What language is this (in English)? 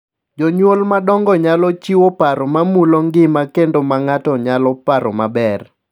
Luo (Kenya and Tanzania)